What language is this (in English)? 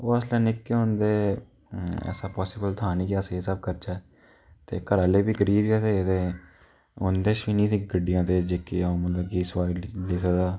Dogri